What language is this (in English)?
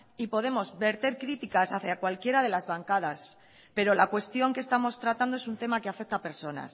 Spanish